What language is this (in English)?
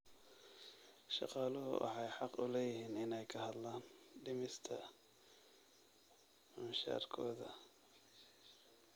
Somali